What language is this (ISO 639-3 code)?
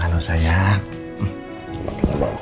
ind